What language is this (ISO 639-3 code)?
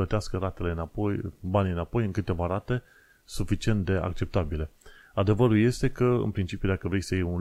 ron